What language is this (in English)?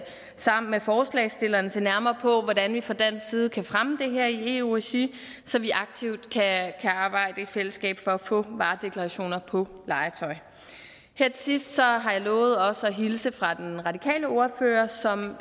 Danish